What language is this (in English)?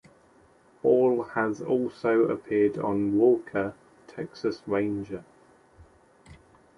English